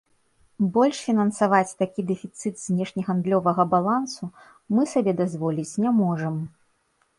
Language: Belarusian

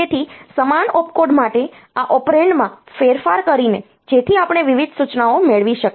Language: Gujarati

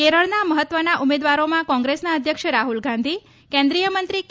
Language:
Gujarati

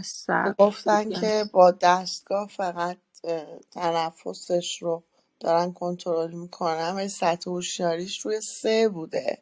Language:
Persian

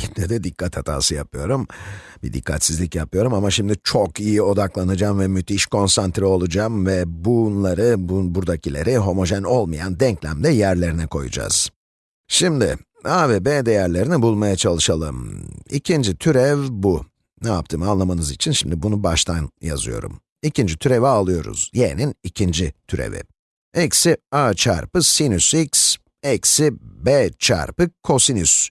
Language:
Turkish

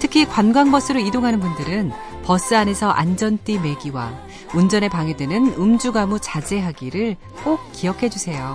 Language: Korean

